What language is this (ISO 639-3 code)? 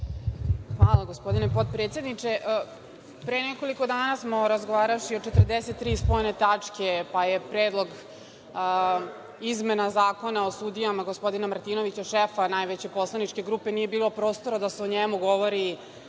srp